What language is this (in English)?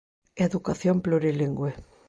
Galician